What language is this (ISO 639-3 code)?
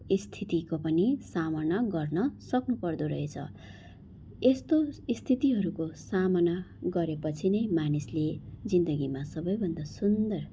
nep